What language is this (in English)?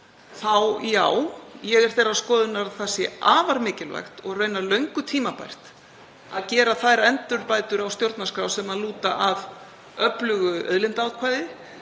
Icelandic